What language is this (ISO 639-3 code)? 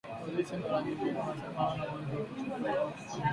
swa